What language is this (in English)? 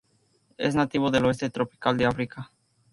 Spanish